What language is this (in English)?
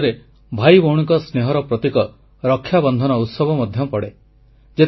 Odia